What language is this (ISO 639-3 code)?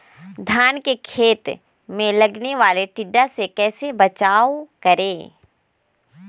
mag